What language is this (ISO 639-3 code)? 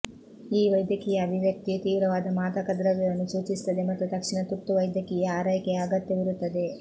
kan